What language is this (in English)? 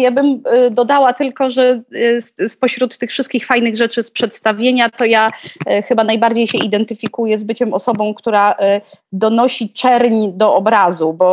Polish